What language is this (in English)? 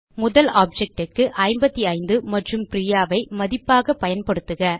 Tamil